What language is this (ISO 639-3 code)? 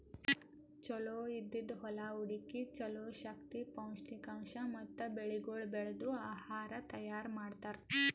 kan